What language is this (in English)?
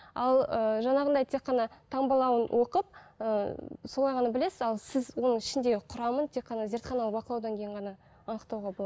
Kazakh